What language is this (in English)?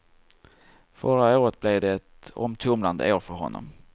Swedish